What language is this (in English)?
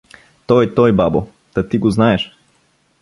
Bulgarian